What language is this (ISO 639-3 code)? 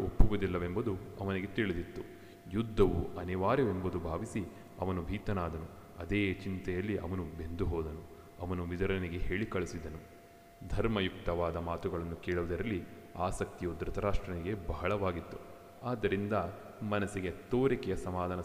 kan